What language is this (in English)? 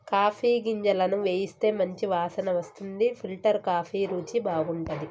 Telugu